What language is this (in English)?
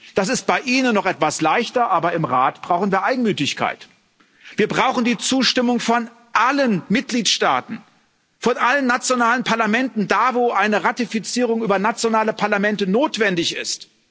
German